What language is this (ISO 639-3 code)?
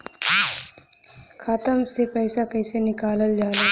bho